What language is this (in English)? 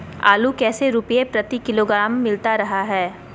Magahi